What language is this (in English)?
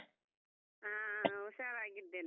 Kannada